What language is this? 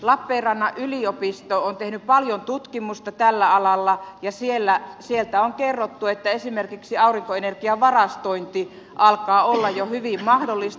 Finnish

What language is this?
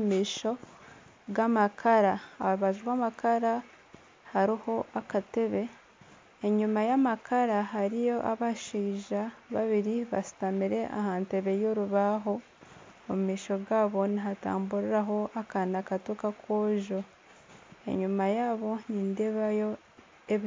Nyankole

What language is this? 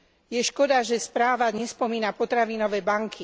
Slovak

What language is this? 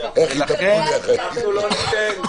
Hebrew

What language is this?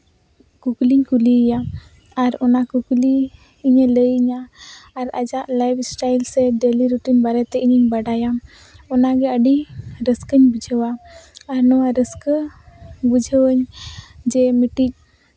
Santali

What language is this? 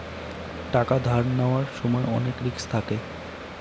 Bangla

